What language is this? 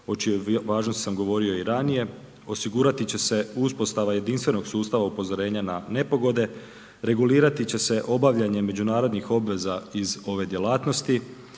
Croatian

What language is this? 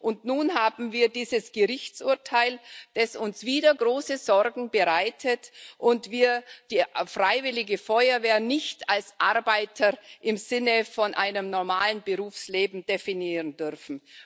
German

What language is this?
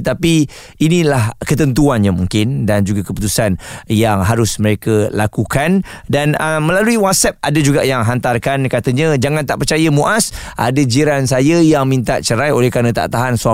Malay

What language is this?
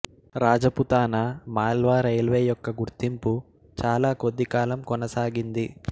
Telugu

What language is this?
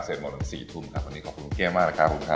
Thai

